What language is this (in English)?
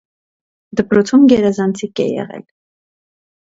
Armenian